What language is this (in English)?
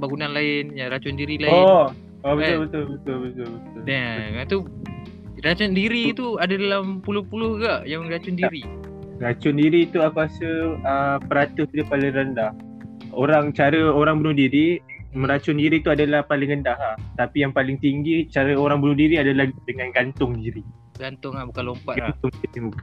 Malay